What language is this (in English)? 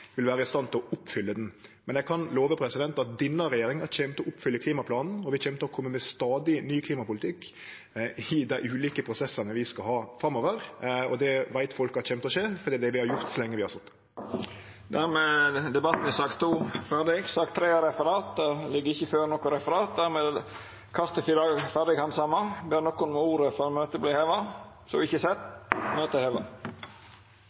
Norwegian Nynorsk